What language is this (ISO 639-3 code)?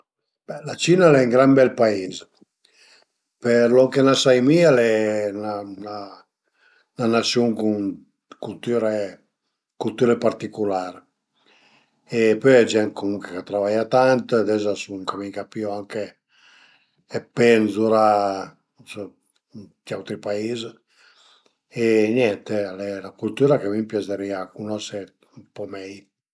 pms